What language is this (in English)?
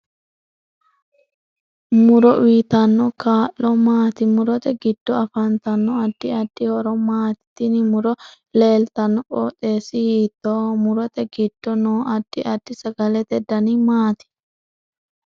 Sidamo